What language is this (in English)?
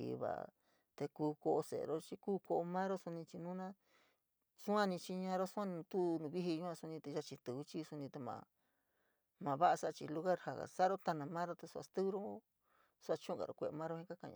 San Miguel El Grande Mixtec